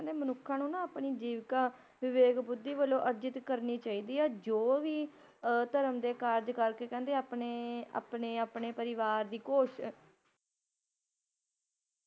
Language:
Punjabi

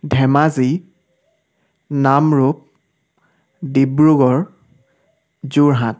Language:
Assamese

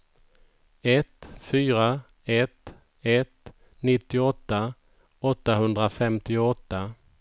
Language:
Swedish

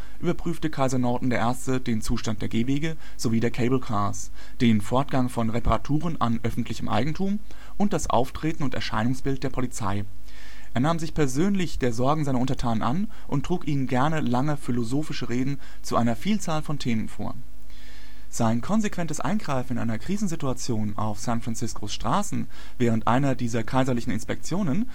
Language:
German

